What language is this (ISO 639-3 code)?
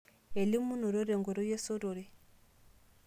mas